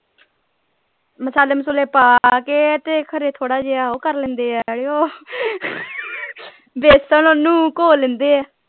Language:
Punjabi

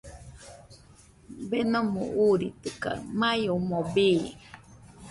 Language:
Nüpode Huitoto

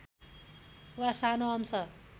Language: Nepali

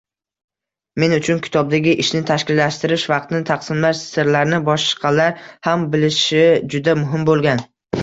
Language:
Uzbek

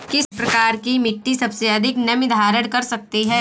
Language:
Hindi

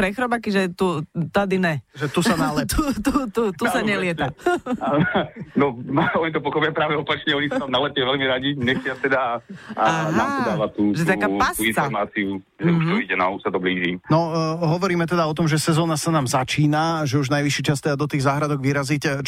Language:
Slovak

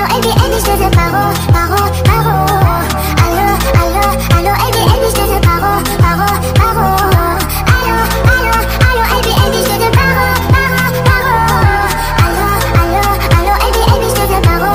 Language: Arabic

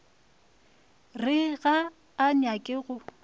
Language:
Northern Sotho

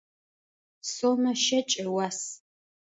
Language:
Adyghe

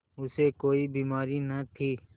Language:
Hindi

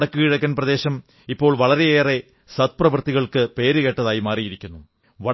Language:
Malayalam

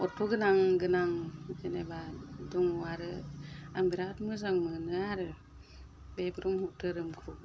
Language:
Bodo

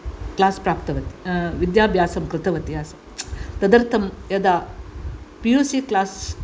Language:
Sanskrit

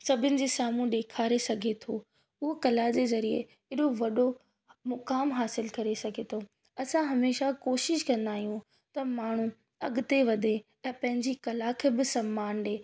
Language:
Sindhi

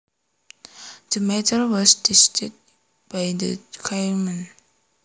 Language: Javanese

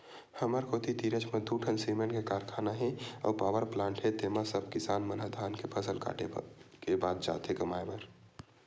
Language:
Chhattisgarhi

